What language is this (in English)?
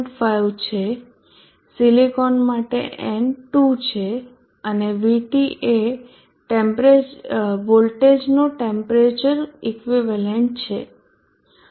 Gujarati